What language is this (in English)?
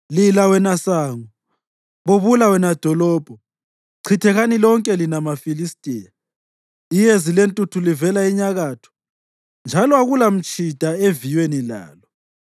North Ndebele